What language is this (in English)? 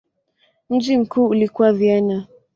Swahili